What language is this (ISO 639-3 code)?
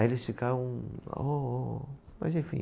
por